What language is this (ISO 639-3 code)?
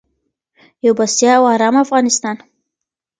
pus